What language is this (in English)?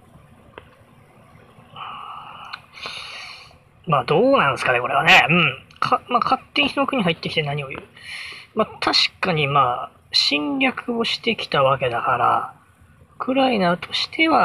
Japanese